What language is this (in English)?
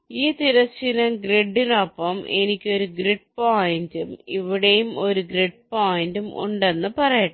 Malayalam